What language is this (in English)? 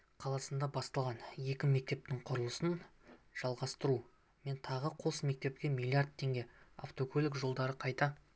Kazakh